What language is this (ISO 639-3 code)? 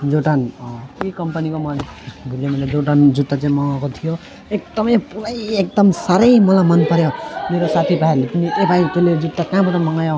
nep